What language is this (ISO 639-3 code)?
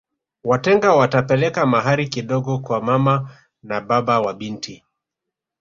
swa